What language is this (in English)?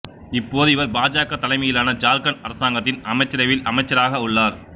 Tamil